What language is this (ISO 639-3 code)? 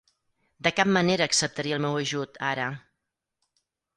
cat